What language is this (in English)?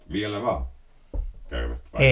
Finnish